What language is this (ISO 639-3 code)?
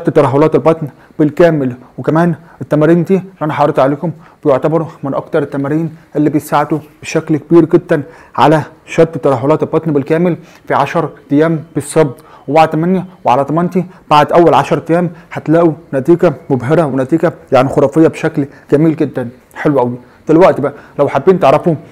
ara